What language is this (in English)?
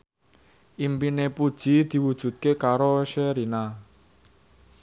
Javanese